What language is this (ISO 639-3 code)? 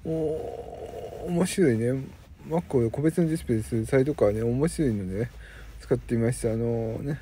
jpn